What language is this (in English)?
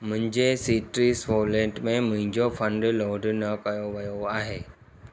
Sindhi